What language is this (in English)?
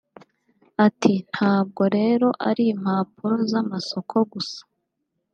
Kinyarwanda